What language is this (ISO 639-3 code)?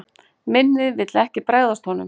isl